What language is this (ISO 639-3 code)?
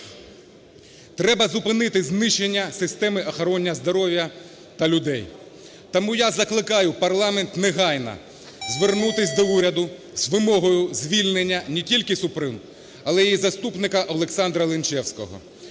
ukr